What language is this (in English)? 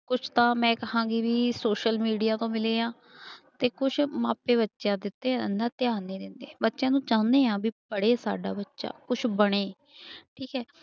Punjabi